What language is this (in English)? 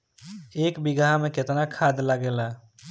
Bhojpuri